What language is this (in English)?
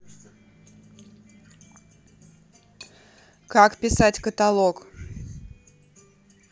Russian